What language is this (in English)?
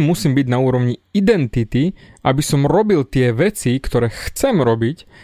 Slovak